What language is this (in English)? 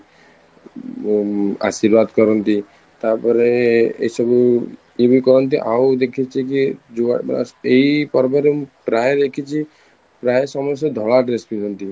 Odia